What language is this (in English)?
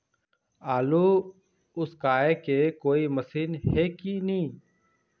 Chhattisgarhi